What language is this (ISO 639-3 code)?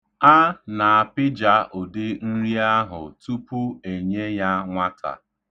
ibo